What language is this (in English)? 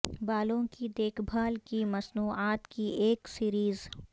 Urdu